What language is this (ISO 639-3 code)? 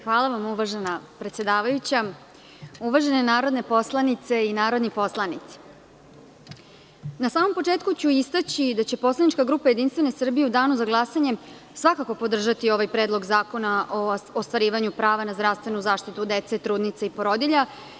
srp